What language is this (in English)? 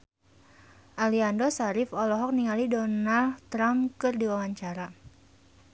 Sundanese